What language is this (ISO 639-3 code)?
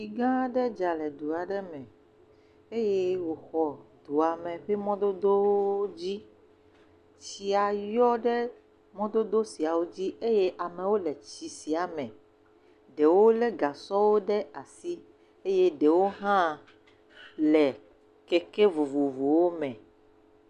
ewe